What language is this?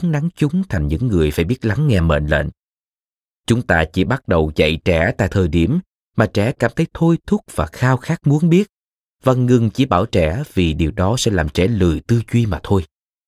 Vietnamese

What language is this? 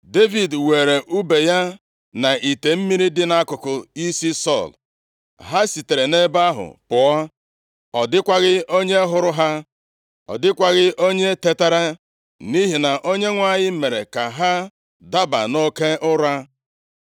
Igbo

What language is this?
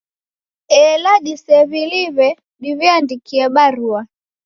Taita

